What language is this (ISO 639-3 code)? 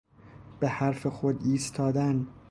fas